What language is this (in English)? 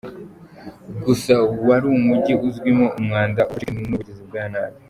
Kinyarwanda